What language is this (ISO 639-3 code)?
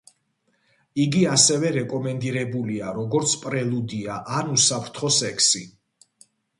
kat